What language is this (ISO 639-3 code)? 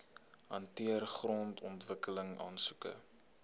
afr